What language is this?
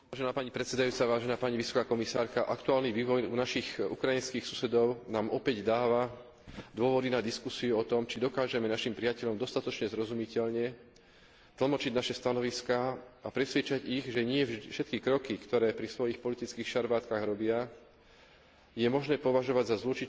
Slovak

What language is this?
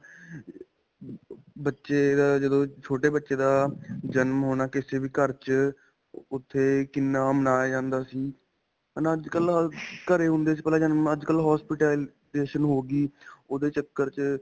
Punjabi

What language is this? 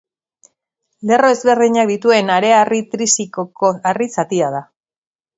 Basque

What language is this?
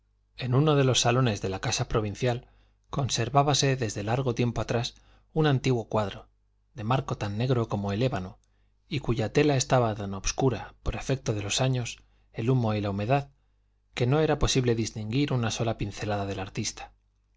Spanish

